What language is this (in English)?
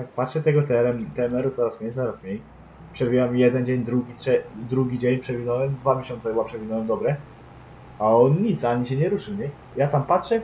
Polish